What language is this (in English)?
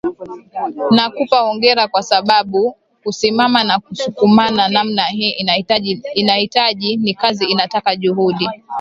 Swahili